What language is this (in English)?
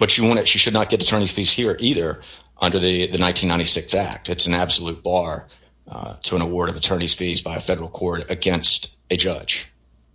English